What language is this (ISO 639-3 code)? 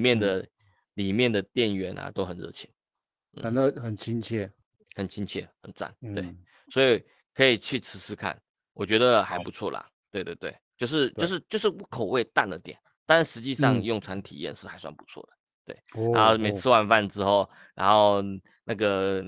zho